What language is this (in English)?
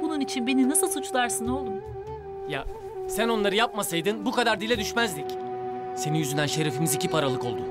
Turkish